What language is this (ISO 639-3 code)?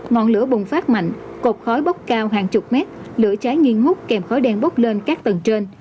vie